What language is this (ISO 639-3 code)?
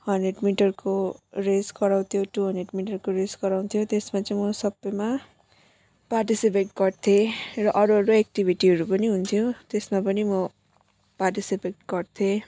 nep